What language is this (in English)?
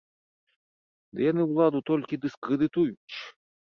Belarusian